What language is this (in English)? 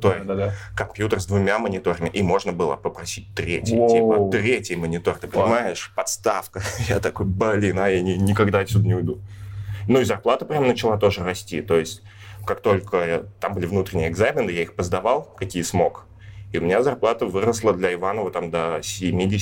Russian